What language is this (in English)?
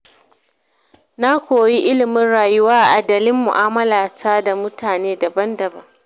Hausa